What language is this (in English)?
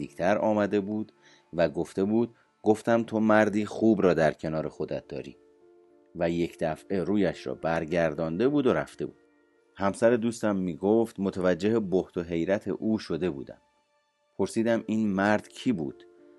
Persian